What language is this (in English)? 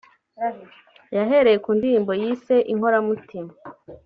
Kinyarwanda